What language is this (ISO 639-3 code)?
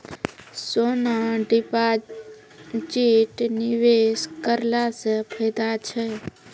mai